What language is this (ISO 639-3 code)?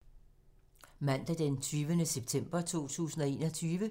dan